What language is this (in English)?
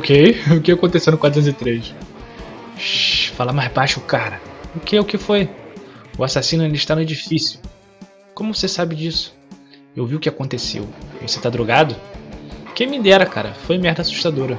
Portuguese